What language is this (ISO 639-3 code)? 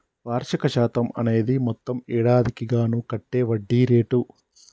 tel